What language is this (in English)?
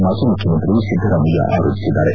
Kannada